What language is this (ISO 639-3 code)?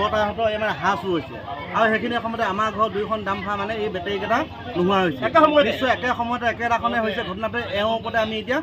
tha